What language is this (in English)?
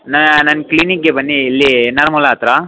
Kannada